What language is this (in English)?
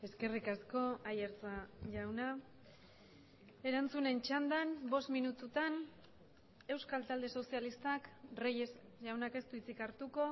Basque